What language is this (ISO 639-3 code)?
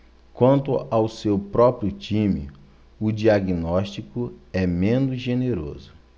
por